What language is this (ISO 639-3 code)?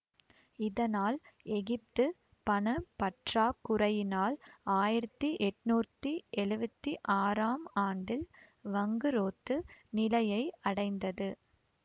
tam